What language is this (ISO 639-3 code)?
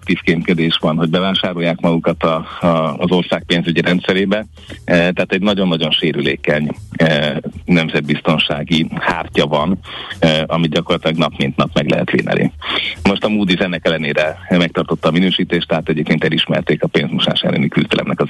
hun